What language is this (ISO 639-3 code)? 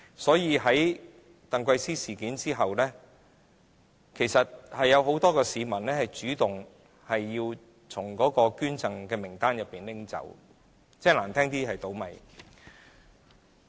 yue